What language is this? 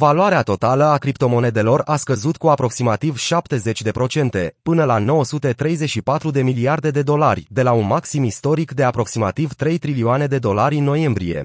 Romanian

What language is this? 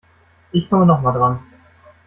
German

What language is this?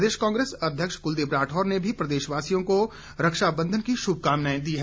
Hindi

